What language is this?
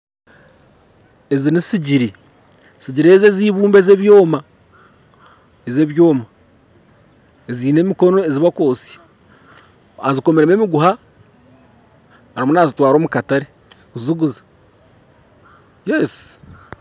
Nyankole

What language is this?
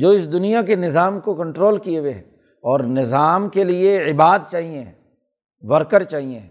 Urdu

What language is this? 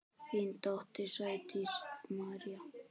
Icelandic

